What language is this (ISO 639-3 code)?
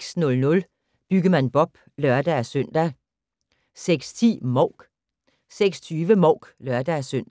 dan